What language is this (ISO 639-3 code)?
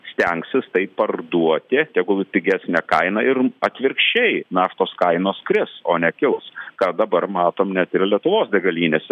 lit